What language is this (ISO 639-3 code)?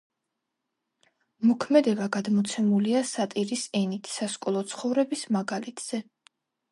kat